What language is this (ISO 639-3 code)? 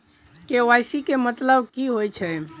mai